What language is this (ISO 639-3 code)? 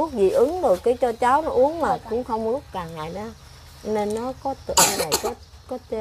vie